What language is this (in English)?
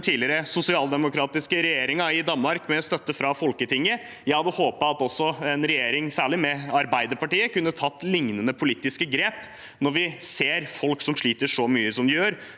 Norwegian